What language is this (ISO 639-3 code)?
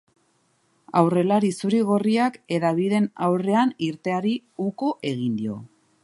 eus